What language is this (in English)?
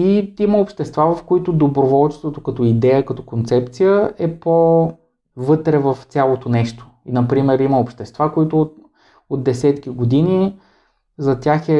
Bulgarian